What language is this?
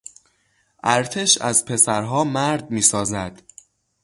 Persian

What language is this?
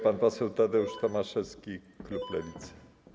Polish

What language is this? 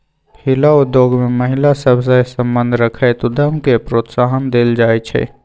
Magahi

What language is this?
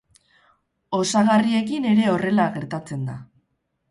Basque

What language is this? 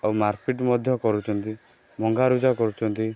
Odia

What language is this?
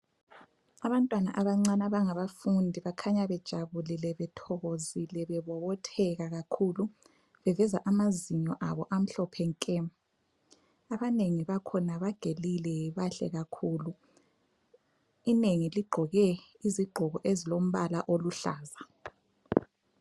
North Ndebele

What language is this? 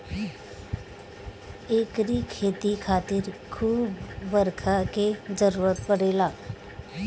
Bhojpuri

